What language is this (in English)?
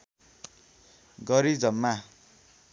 Nepali